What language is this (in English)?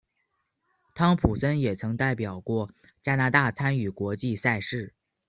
Chinese